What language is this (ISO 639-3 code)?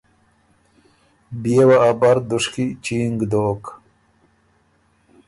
oru